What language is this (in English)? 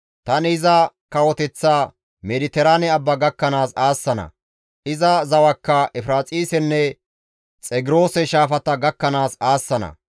Gamo